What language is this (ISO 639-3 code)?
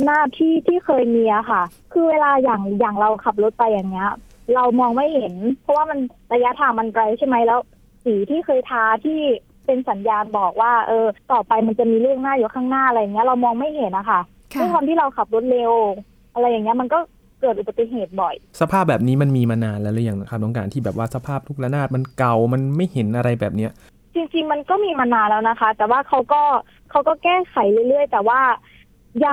tha